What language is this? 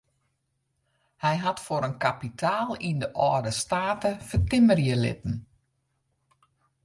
Western Frisian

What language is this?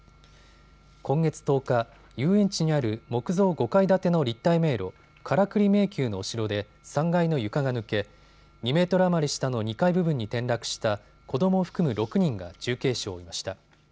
Japanese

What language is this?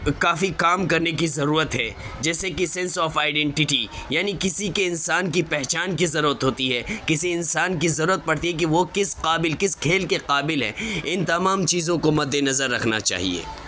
Urdu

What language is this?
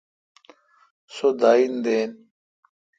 Kalkoti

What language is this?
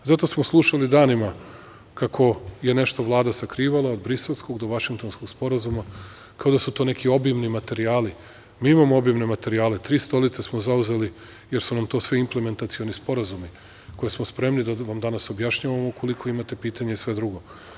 Serbian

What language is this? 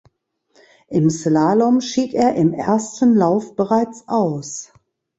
German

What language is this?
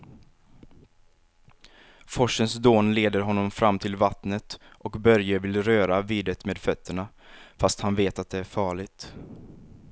Swedish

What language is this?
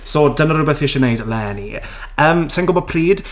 Welsh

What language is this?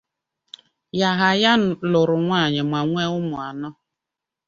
Igbo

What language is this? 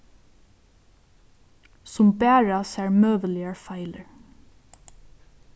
Faroese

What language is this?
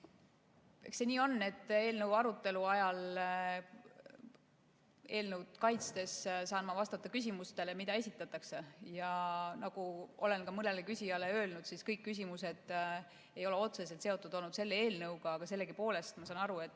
Estonian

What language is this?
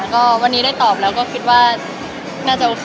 Thai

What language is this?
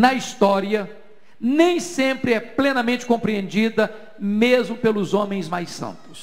Portuguese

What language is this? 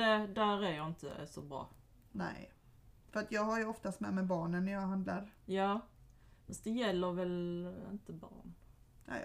Swedish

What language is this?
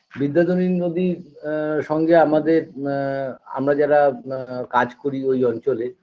Bangla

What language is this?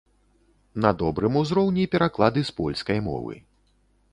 Belarusian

